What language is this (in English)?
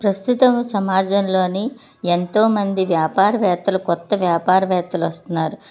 Telugu